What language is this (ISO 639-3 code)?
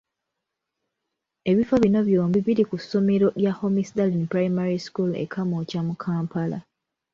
lug